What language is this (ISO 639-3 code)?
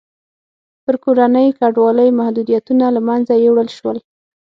pus